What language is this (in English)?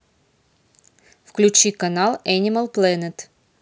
Russian